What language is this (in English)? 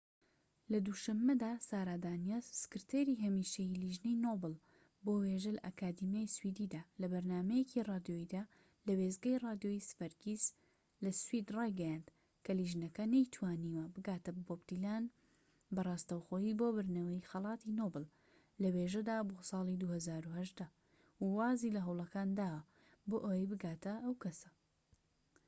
Central Kurdish